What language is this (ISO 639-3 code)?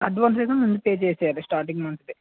tel